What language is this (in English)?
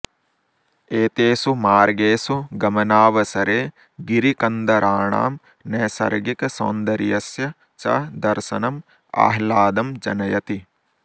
Sanskrit